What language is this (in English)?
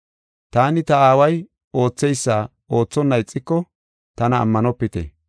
Gofa